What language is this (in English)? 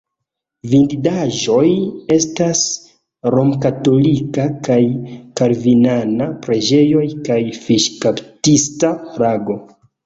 Esperanto